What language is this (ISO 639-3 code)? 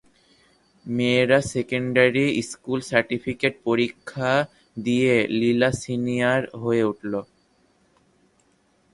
ben